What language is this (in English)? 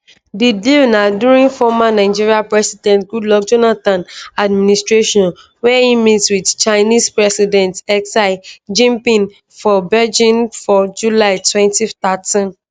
Nigerian Pidgin